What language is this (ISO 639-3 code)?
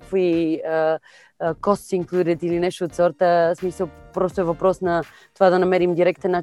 bul